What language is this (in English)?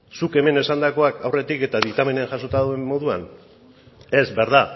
Basque